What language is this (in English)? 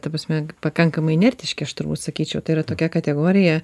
Lithuanian